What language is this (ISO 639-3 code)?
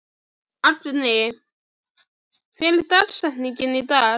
isl